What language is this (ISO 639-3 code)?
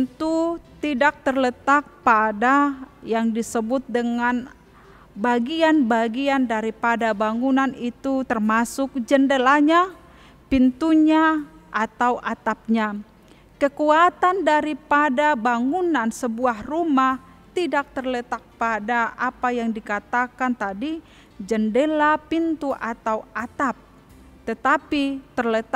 ind